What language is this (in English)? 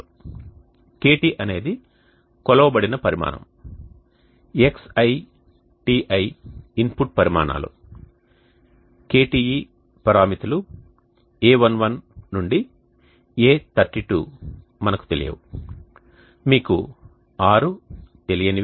Telugu